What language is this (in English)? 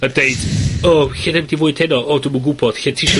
Welsh